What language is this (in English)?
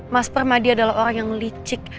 Indonesian